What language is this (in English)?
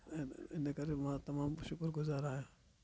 Sindhi